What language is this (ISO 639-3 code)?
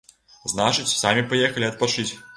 bel